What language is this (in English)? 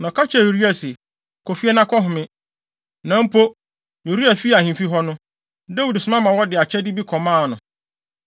Akan